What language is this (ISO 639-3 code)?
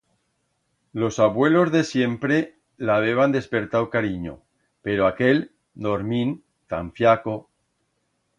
arg